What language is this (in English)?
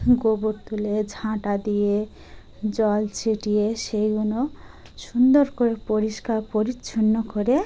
Bangla